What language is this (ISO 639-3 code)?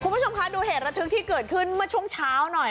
tha